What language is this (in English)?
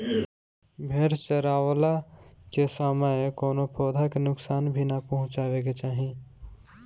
Bhojpuri